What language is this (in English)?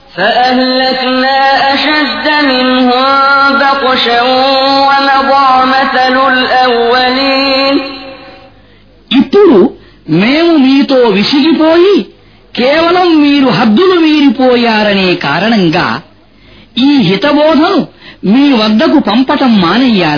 Arabic